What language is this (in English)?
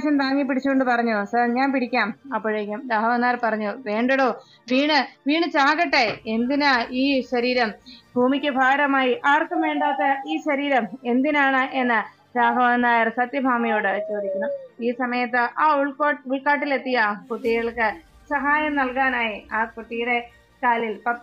Malayalam